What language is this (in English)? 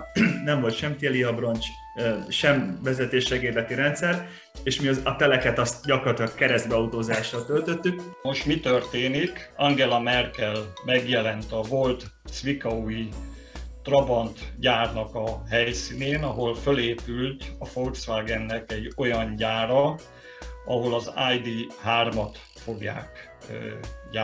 Hungarian